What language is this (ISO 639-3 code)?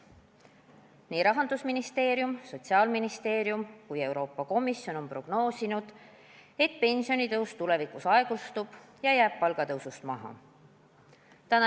est